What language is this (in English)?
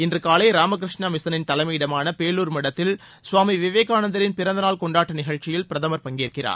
Tamil